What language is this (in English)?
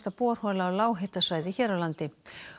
Icelandic